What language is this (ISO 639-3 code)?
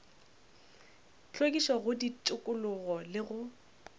nso